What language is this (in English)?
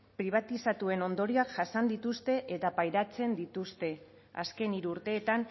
Basque